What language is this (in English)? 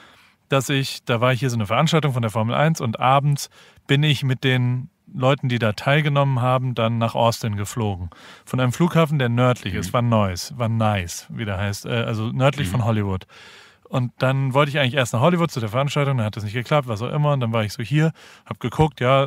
German